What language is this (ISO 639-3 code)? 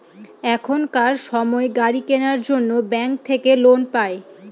ben